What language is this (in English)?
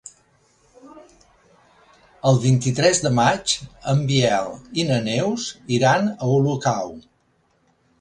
Catalan